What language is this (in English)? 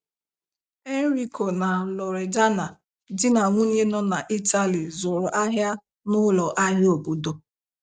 Igbo